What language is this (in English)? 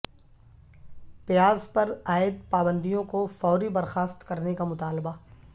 Urdu